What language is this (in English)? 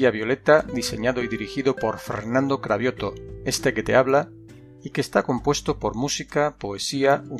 Spanish